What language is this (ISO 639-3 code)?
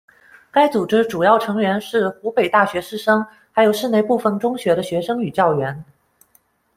zho